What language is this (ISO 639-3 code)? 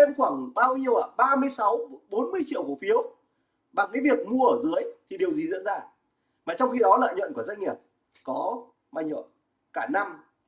vie